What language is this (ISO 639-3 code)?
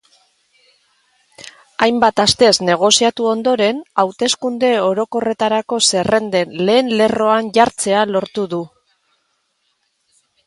eus